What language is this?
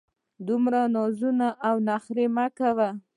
Pashto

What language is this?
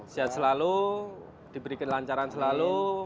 Indonesian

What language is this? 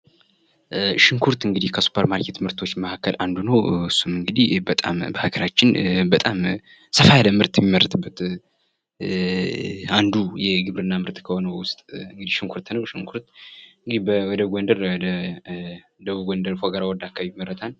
Amharic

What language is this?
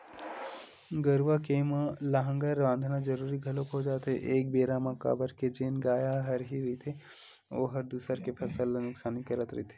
Chhattisgarhi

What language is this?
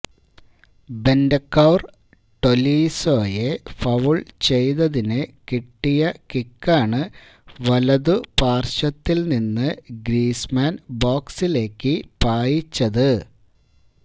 Malayalam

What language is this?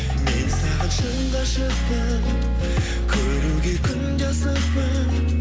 Kazakh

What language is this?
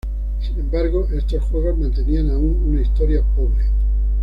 Spanish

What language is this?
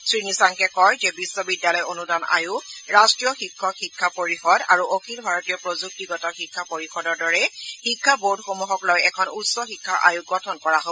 Assamese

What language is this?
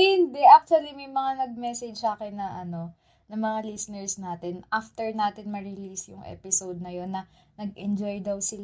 Filipino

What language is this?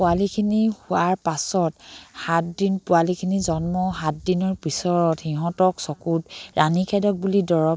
Assamese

